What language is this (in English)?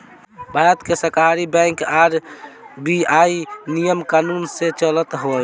Bhojpuri